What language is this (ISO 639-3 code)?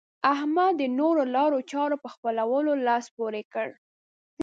pus